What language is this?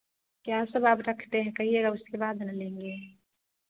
Hindi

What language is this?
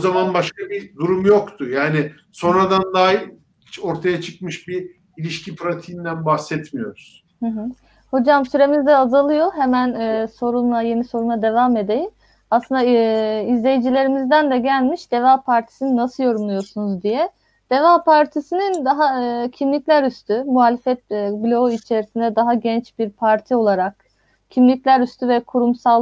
Turkish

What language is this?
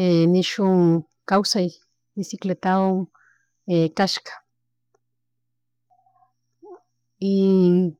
Chimborazo Highland Quichua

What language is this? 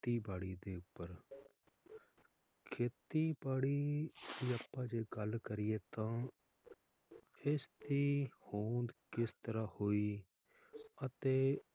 Punjabi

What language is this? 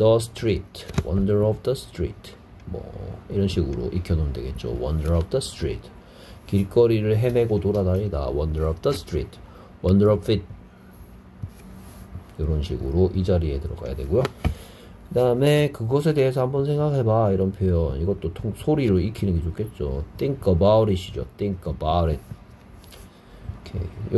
Korean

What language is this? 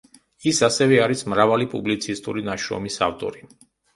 Georgian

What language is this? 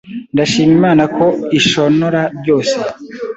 Kinyarwanda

